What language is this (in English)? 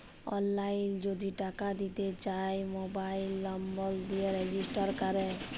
Bangla